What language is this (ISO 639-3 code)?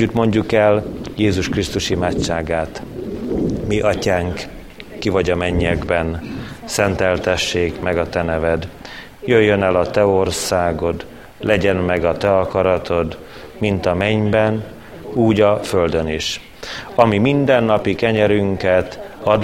hun